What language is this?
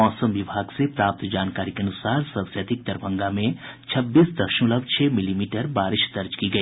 Hindi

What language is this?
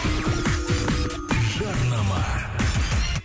Kazakh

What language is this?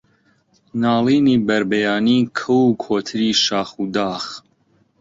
Central Kurdish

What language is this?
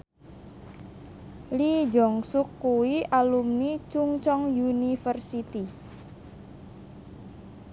Javanese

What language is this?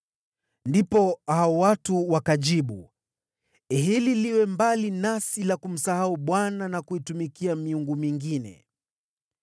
Swahili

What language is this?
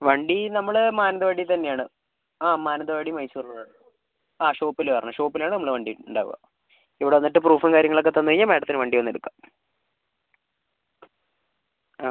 Malayalam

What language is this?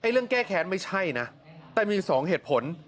Thai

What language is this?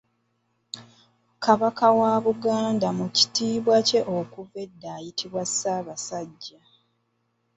Ganda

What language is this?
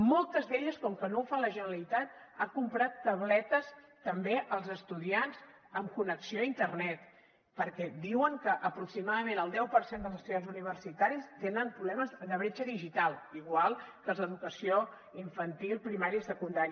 Catalan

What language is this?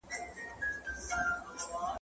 Pashto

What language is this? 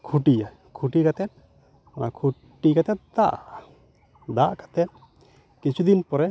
Santali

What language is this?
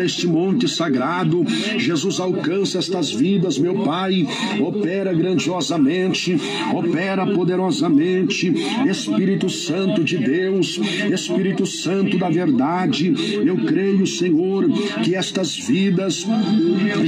Portuguese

